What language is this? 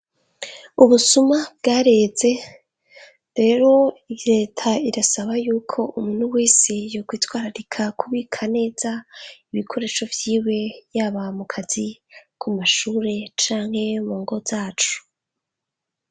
Rundi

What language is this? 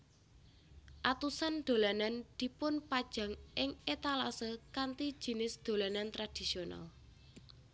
Javanese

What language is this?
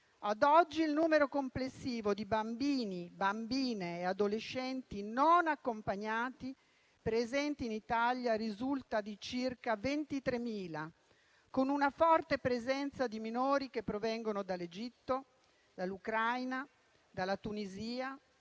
Italian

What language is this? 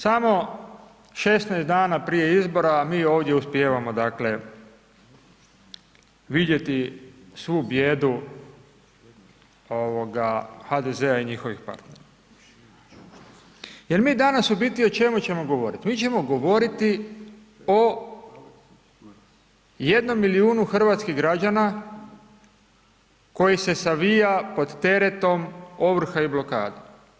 Croatian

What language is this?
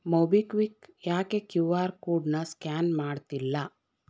Kannada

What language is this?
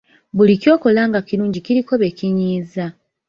Ganda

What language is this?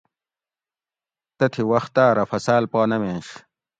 Gawri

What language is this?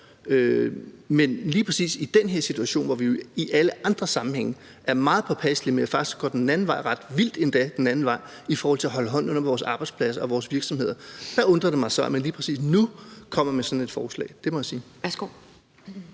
Danish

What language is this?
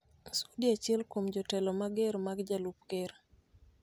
Luo (Kenya and Tanzania)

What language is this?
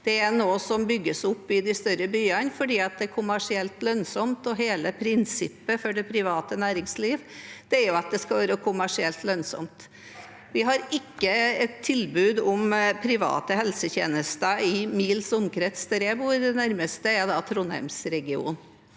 Norwegian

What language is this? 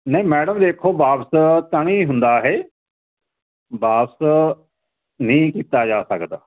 Punjabi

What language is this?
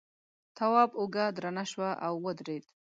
Pashto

